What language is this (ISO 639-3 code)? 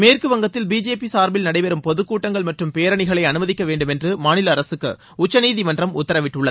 tam